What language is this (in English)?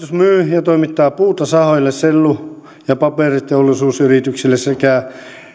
Finnish